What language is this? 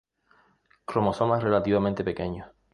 Spanish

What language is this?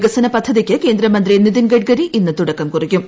Malayalam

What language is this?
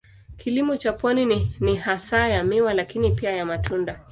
Swahili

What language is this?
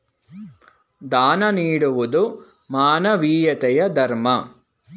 Kannada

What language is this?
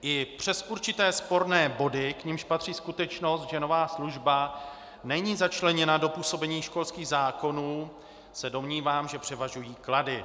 Czech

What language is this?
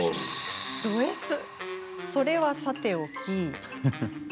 Japanese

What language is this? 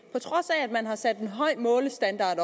Danish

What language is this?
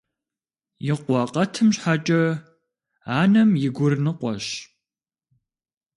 Kabardian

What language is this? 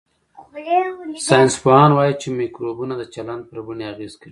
Pashto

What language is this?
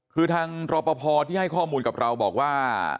Thai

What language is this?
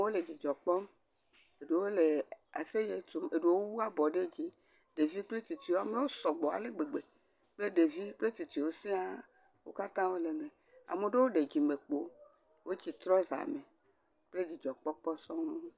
Ewe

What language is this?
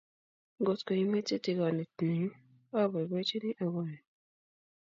Kalenjin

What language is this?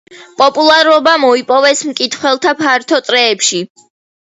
Georgian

